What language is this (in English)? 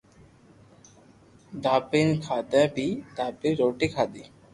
Loarki